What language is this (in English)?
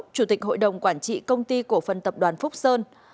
Vietnamese